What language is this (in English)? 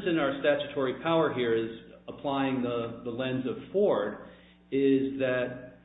English